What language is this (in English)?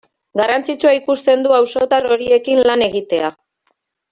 Basque